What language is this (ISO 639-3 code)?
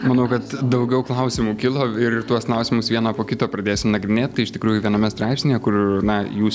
lit